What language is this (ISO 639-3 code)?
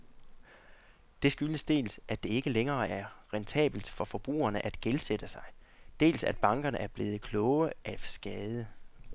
dan